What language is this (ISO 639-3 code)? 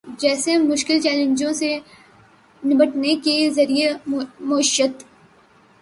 urd